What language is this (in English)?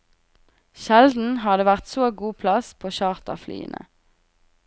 Norwegian